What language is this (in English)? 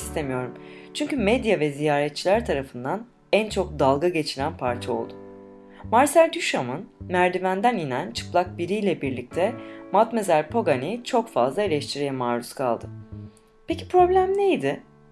Turkish